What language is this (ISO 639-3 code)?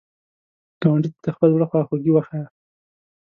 pus